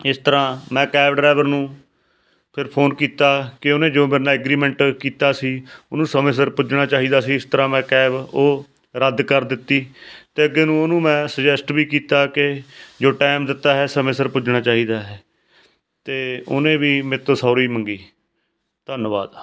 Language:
Punjabi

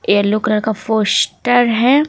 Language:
Hindi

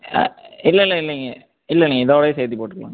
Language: Tamil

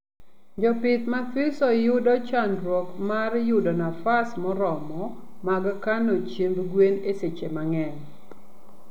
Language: Luo (Kenya and Tanzania)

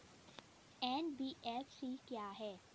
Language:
Hindi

